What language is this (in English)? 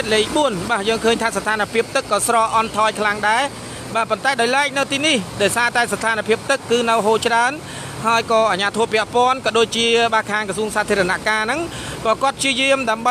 Thai